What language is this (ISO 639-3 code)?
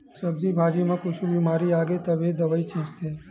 hne